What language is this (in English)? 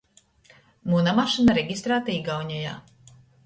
Latgalian